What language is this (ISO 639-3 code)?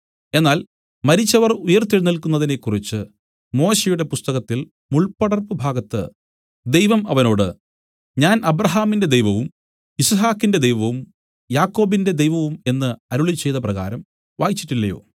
mal